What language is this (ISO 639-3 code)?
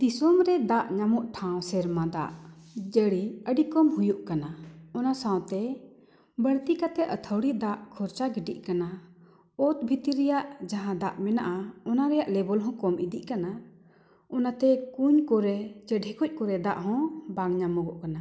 sat